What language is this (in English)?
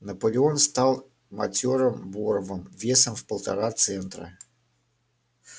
Russian